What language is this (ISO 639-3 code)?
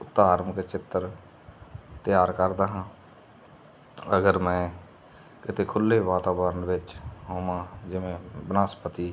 pan